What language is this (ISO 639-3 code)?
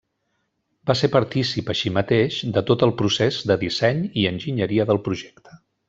cat